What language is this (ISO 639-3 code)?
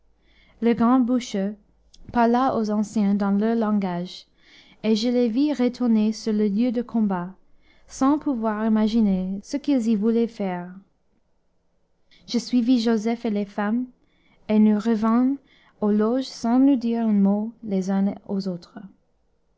fra